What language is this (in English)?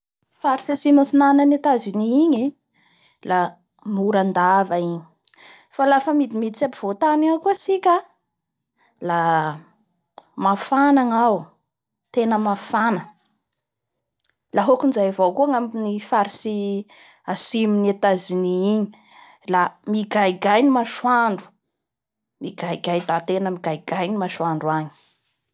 Bara Malagasy